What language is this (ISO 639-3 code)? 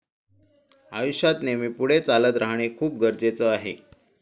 mar